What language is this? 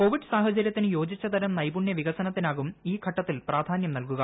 Malayalam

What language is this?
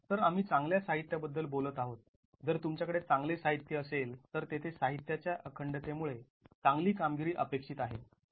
Marathi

